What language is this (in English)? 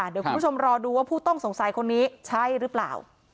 Thai